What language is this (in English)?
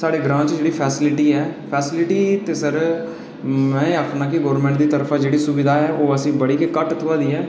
Dogri